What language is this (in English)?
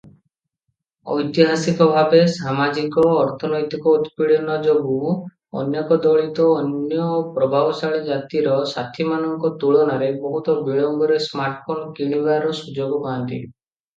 Odia